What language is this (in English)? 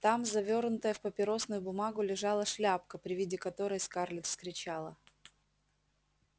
Russian